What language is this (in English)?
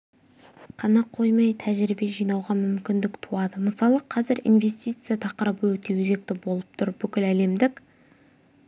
Kazakh